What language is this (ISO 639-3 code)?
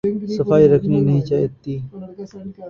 urd